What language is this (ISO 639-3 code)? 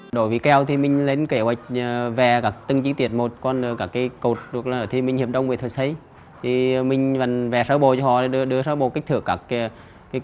vie